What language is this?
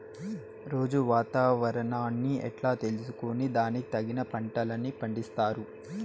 Telugu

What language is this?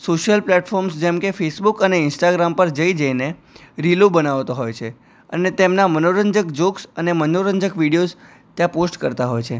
Gujarati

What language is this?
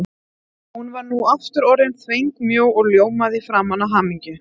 Icelandic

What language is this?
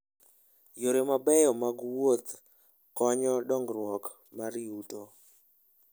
Luo (Kenya and Tanzania)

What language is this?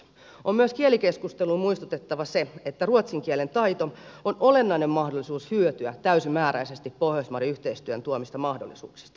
Finnish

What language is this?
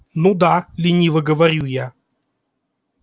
Russian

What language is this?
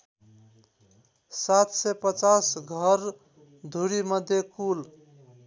Nepali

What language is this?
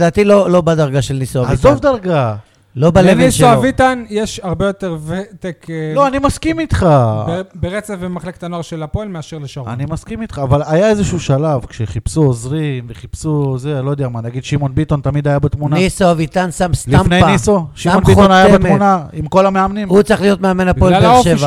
Hebrew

